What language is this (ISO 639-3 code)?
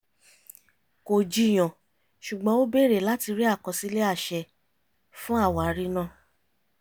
yor